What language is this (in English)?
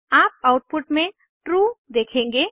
Hindi